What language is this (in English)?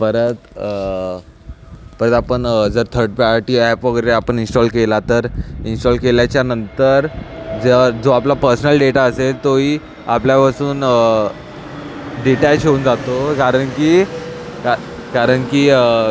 Marathi